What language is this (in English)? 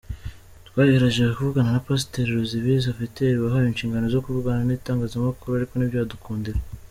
Kinyarwanda